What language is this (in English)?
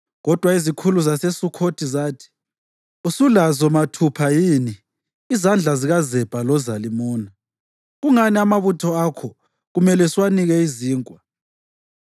North Ndebele